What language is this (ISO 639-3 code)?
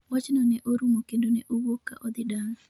luo